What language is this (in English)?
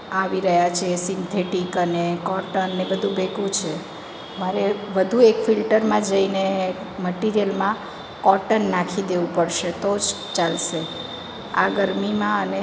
Gujarati